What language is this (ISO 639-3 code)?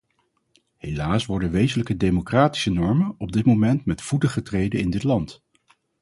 nld